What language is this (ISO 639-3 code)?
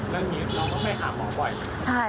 tha